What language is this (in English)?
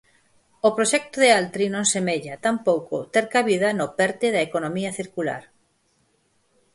Galician